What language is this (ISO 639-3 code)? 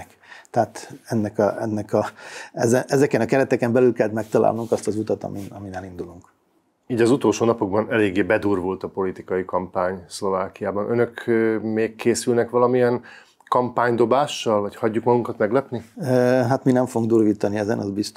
hun